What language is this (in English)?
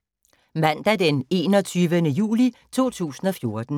Danish